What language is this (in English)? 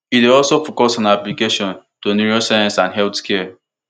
Nigerian Pidgin